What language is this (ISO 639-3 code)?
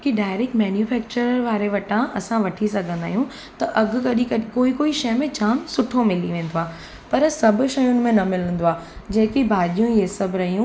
snd